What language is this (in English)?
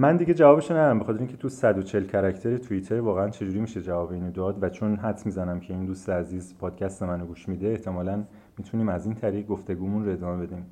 Persian